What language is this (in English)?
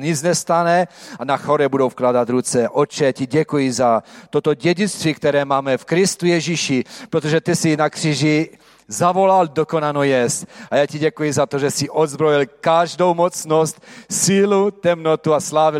Czech